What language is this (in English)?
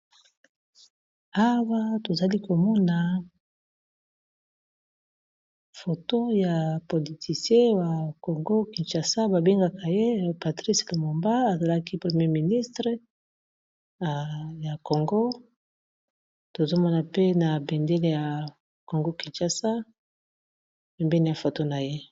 Lingala